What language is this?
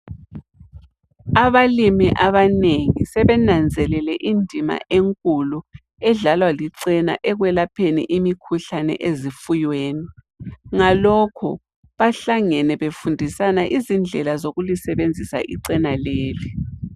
North Ndebele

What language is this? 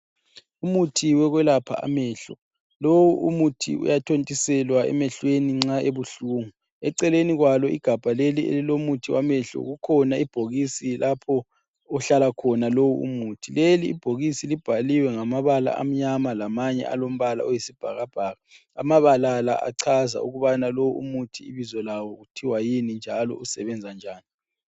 North Ndebele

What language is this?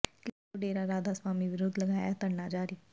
Punjabi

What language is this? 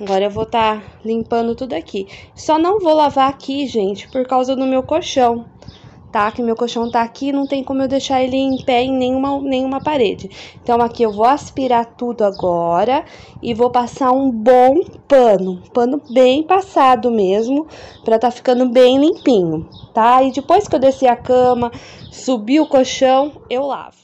Portuguese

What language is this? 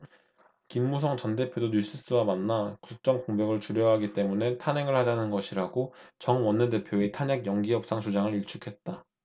Korean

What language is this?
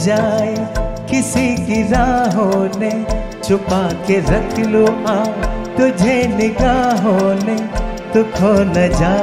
Hindi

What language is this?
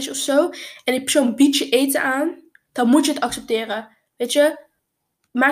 Dutch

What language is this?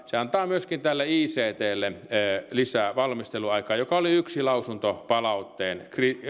Finnish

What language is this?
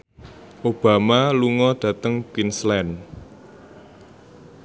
Javanese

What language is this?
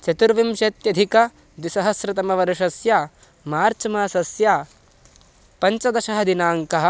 Sanskrit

